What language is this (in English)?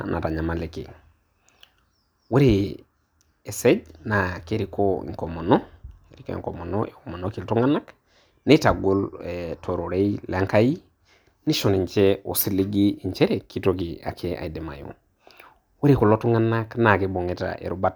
Masai